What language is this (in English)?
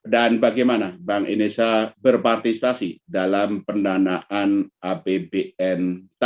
Indonesian